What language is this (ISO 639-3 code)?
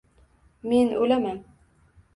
uzb